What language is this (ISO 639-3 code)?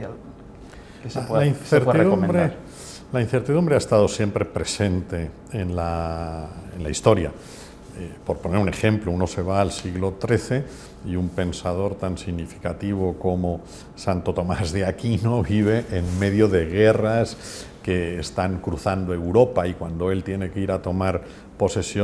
spa